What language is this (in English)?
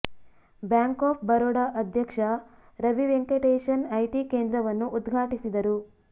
Kannada